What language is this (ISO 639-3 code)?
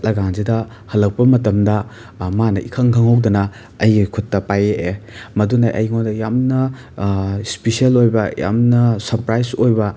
mni